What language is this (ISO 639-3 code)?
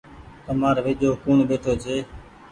gig